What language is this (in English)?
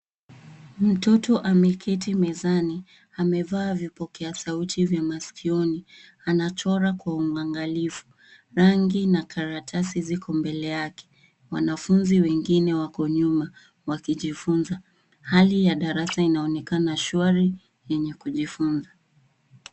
Swahili